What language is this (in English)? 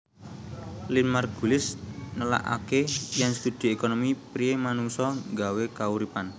Javanese